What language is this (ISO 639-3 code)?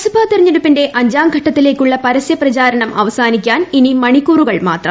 mal